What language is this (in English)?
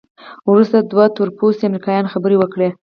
Pashto